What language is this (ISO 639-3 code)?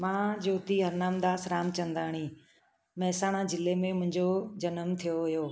snd